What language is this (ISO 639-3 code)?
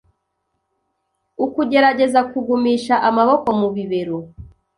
kin